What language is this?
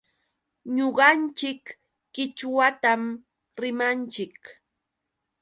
Yauyos Quechua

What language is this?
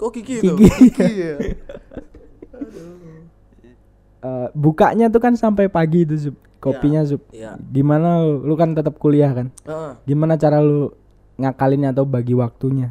Indonesian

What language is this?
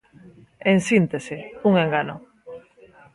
Galician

